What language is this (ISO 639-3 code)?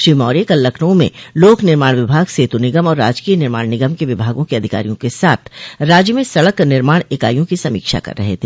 hin